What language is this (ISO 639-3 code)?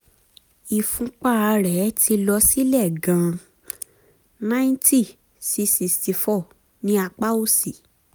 yor